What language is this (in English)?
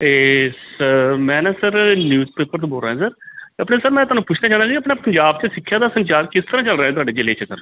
Punjabi